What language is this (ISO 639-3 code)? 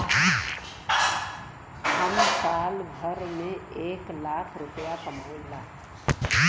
bho